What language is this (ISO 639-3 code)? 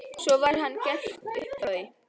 isl